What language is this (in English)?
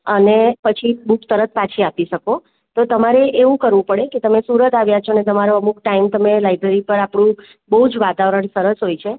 Gujarati